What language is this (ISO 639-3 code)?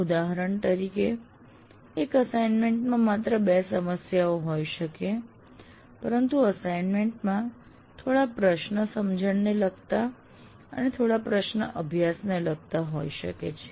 guj